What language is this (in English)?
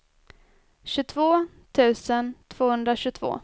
Swedish